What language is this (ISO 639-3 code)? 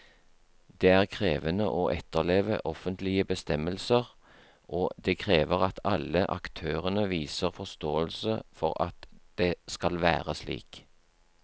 nor